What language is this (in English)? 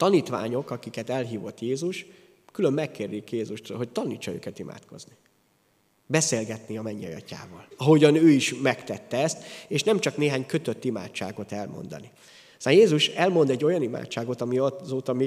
Hungarian